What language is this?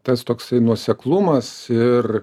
Lithuanian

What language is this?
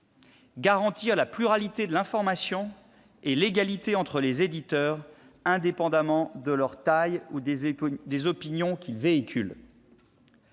French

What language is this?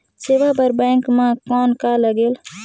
Chhattisgarhi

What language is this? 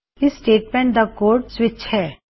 Punjabi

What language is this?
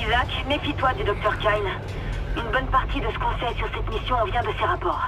French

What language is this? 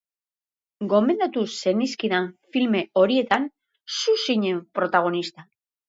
Basque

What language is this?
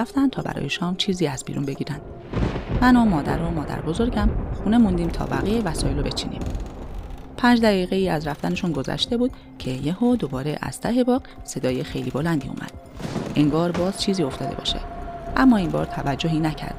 Persian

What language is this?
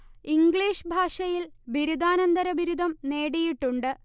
Malayalam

